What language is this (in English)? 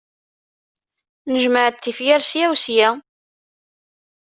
Kabyle